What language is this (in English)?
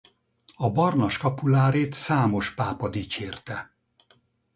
Hungarian